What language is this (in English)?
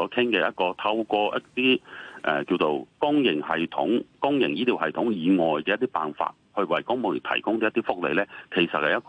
Chinese